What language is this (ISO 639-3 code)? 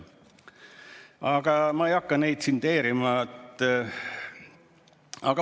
est